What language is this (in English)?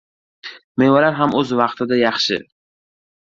Uzbek